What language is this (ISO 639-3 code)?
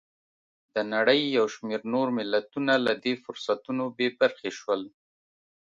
pus